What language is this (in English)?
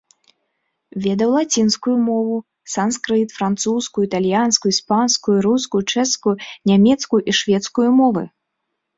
Belarusian